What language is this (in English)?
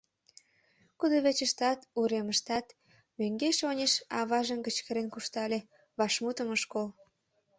Mari